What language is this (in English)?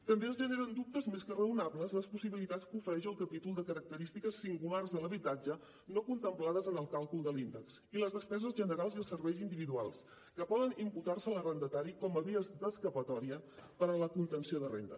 Catalan